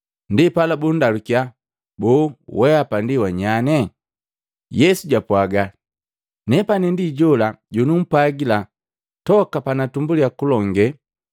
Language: Matengo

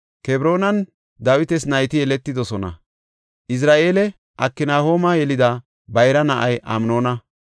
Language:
Gofa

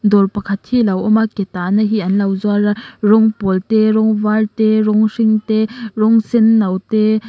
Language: Mizo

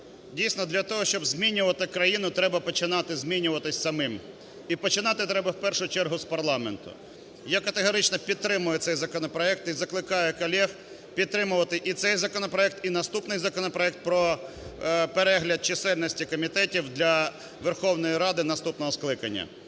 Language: Ukrainian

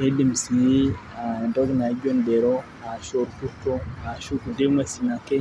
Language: Masai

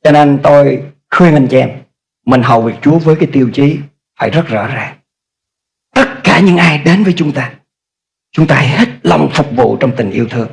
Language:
Vietnamese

